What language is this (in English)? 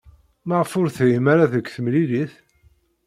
Kabyle